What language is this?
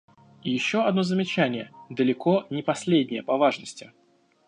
Russian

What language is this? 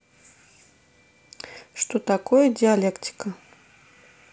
Russian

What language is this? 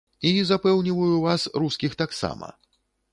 Belarusian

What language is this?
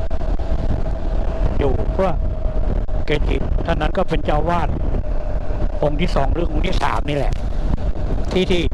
Thai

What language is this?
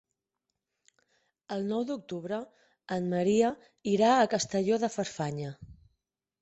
Catalan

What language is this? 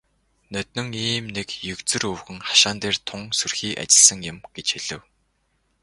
Mongolian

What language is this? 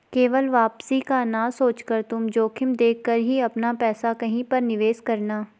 Hindi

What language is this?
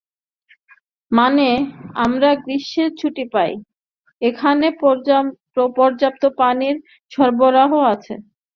Bangla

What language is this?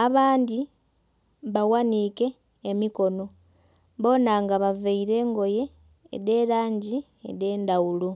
Soga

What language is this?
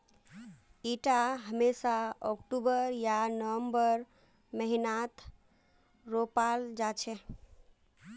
Magahi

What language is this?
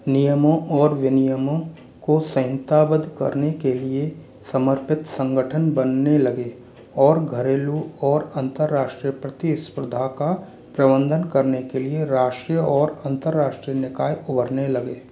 Hindi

